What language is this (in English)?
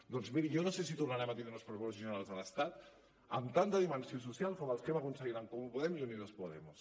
Catalan